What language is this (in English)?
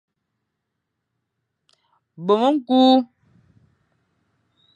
Fang